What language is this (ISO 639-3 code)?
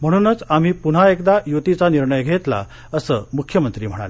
mar